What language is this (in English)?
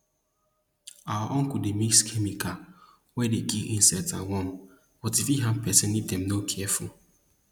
Nigerian Pidgin